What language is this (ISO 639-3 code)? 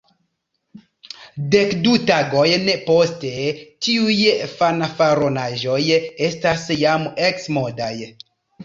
epo